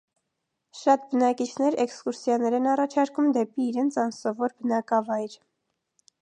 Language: Armenian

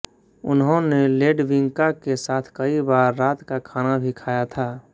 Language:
Hindi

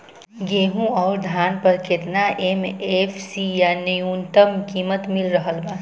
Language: Bhojpuri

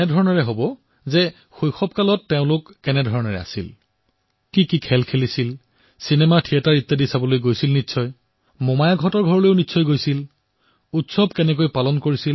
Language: Assamese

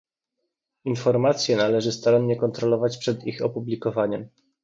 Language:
Polish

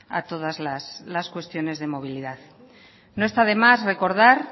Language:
Spanish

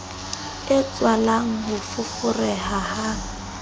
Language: Southern Sotho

